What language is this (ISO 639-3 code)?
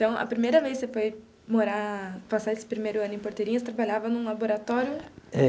por